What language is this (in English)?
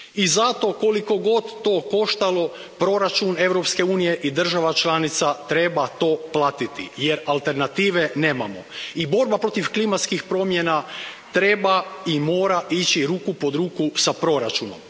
Croatian